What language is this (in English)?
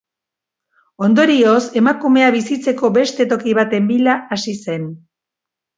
Basque